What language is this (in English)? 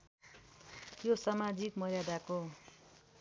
Nepali